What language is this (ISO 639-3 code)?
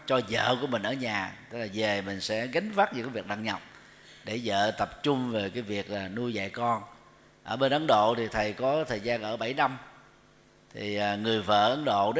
vie